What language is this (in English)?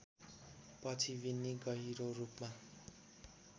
Nepali